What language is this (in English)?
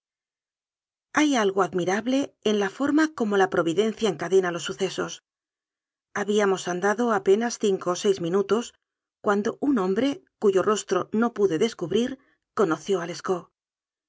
Spanish